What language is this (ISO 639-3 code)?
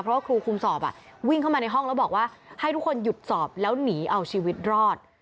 tha